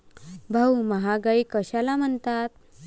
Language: Marathi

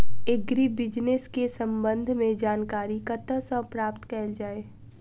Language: Maithili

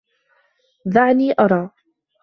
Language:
Arabic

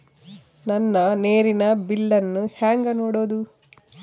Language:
Kannada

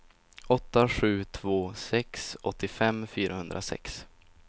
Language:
Swedish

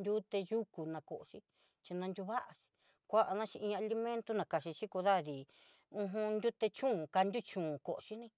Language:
Southeastern Nochixtlán Mixtec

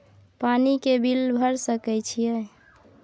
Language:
Maithili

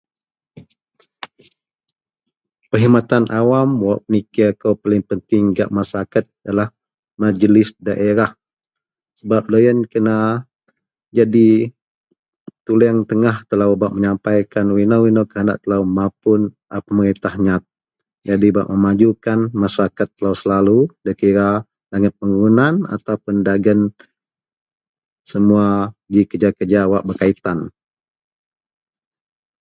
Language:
Central Melanau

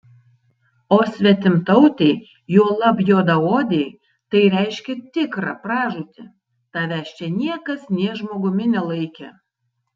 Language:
Lithuanian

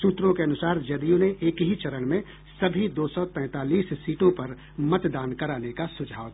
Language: Hindi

